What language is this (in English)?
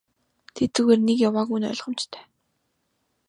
Mongolian